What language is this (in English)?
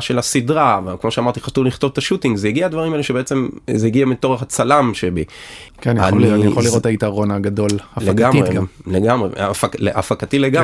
Hebrew